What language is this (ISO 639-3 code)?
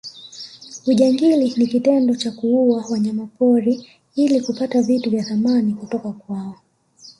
swa